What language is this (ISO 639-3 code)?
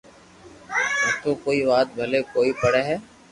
lrk